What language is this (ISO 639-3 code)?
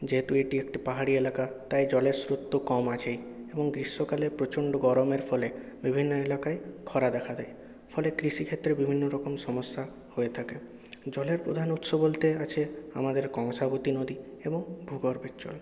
ben